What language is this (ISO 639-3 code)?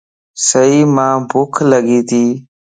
lss